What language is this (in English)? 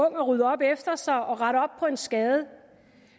Danish